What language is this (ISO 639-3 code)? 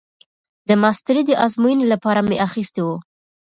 pus